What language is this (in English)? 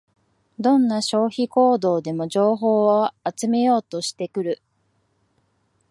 Japanese